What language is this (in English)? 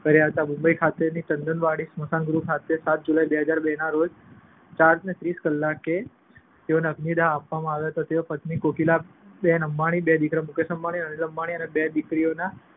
Gujarati